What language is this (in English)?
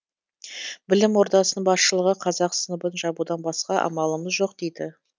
Kazakh